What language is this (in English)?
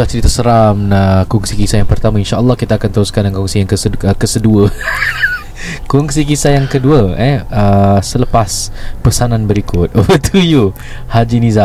Malay